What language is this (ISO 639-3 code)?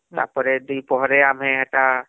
ori